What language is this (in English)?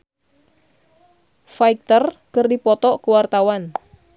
Sundanese